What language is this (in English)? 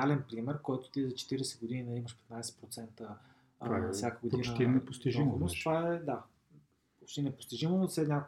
Bulgarian